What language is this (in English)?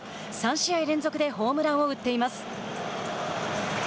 Japanese